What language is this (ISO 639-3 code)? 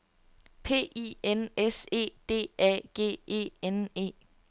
dan